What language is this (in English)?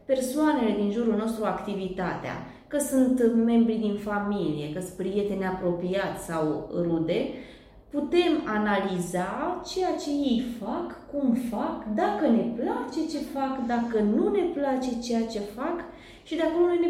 Romanian